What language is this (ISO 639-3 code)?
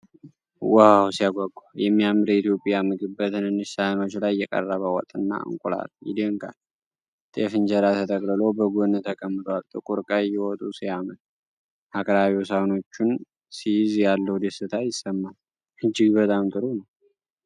amh